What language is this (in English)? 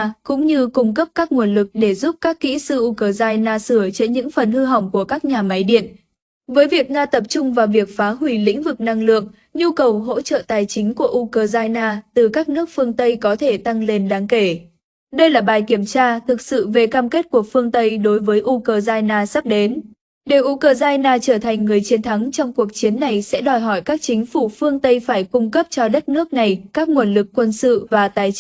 Vietnamese